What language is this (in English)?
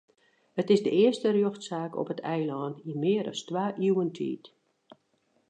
Western Frisian